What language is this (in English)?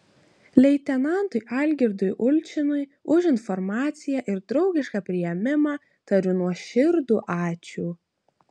Lithuanian